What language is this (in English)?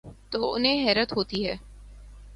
Urdu